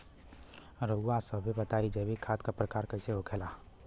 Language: Bhojpuri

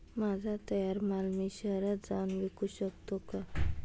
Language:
Marathi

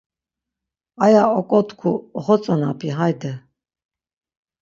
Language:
Laz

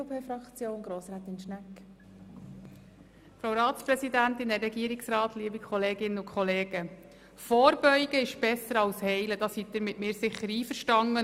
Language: Swiss German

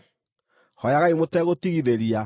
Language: Kikuyu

